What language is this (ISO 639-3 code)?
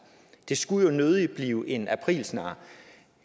dan